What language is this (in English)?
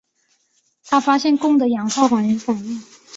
Chinese